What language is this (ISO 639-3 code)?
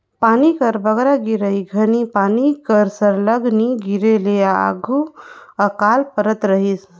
hne